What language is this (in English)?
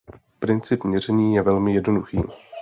Czech